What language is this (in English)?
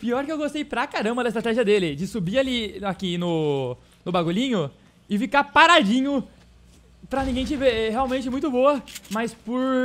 Portuguese